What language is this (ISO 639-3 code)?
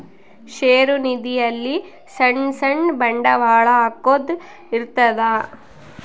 kan